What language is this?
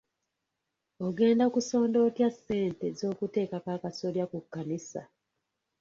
Ganda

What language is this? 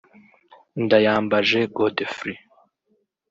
Kinyarwanda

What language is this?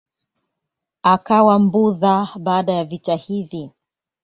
Swahili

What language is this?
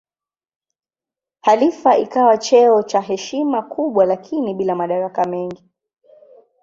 Swahili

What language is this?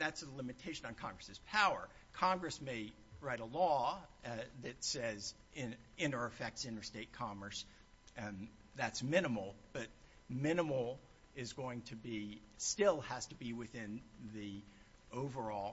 English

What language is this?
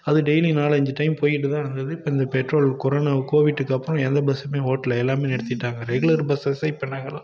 Tamil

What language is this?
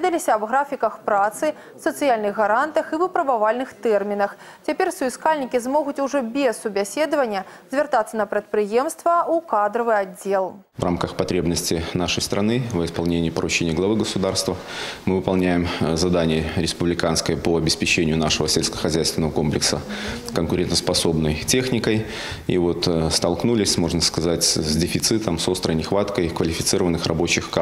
Russian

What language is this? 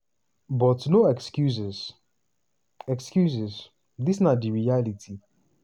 Nigerian Pidgin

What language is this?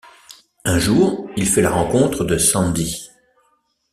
French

